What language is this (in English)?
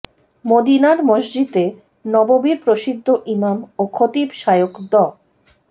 Bangla